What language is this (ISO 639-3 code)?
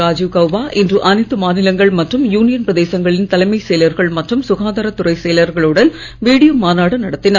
tam